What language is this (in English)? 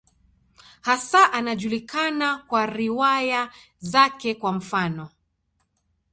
Swahili